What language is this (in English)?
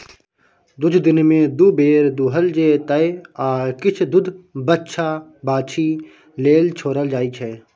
Maithili